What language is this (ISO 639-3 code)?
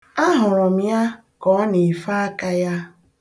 ibo